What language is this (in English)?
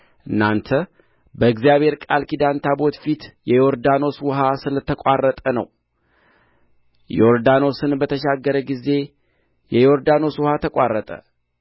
Amharic